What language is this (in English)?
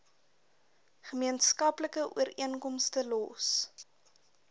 Afrikaans